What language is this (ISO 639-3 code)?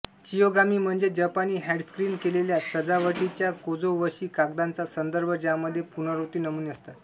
mar